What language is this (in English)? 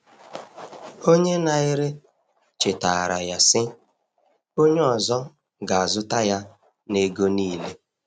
Igbo